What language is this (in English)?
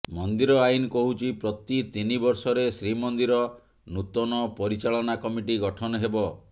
Odia